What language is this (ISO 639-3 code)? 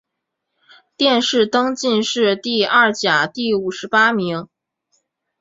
zho